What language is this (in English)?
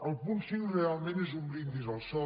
Catalan